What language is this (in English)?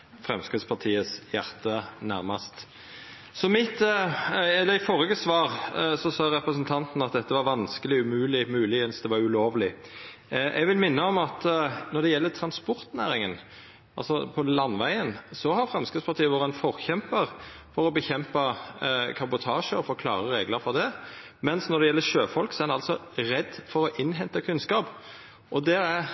Norwegian Nynorsk